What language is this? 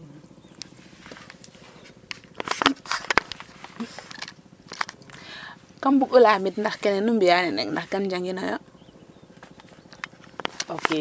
Serer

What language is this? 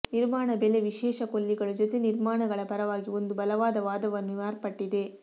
Kannada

